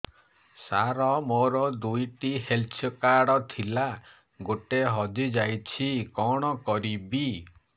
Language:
Odia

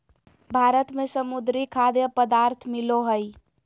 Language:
Magahi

